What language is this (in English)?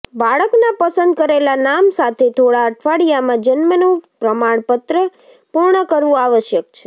Gujarati